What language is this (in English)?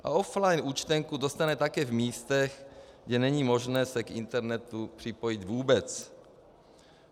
Czech